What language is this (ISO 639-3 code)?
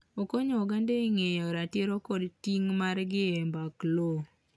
luo